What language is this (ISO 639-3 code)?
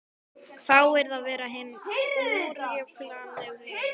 isl